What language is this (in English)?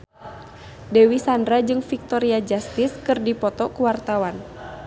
Sundanese